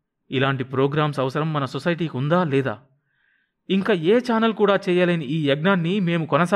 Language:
Telugu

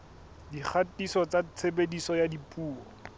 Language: Southern Sotho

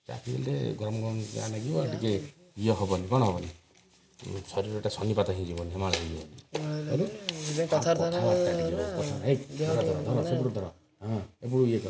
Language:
Odia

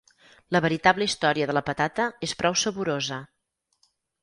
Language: Catalan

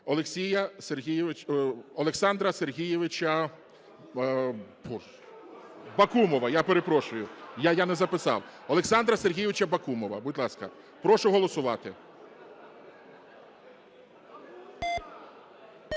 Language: Ukrainian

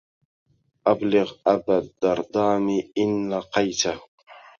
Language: Arabic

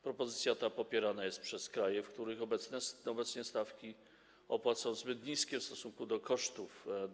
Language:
Polish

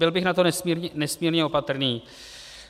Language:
Czech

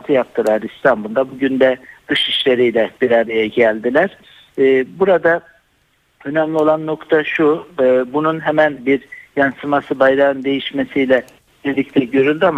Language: Turkish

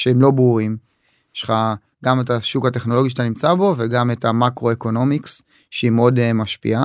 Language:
Hebrew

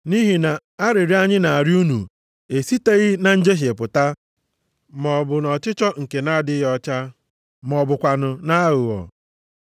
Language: Igbo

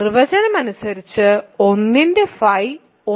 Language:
Malayalam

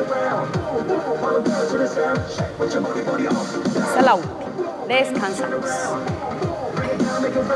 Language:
Spanish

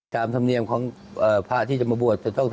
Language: Thai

